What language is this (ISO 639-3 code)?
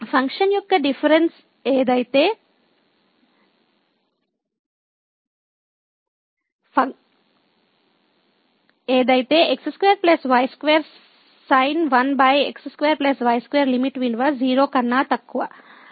tel